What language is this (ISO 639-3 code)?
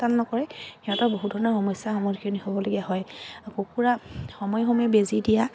asm